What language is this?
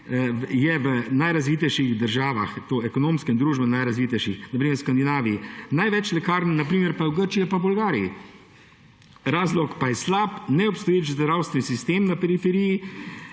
Slovenian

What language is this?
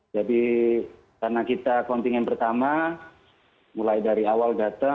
Indonesian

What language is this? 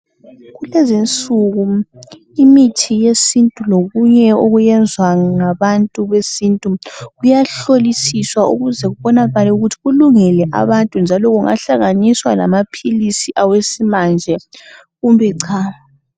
North Ndebele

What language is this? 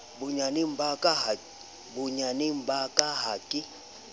Southern Sotho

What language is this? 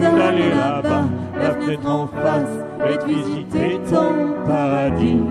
French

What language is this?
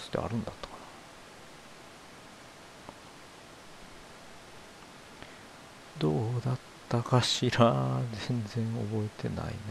Japanese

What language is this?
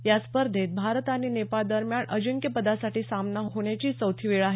Marathi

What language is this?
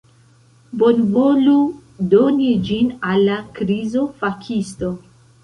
Esperanto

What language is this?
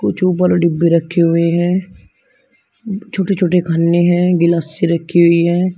Hindi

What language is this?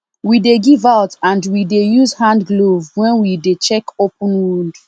Nigerian Pidgin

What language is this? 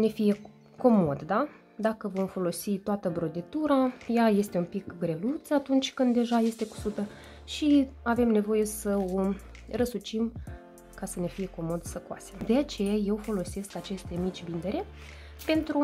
Romanian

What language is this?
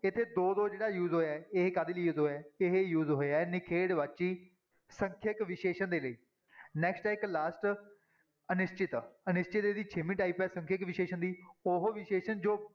Punjabi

